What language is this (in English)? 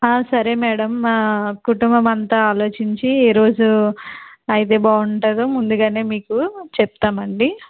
Telugu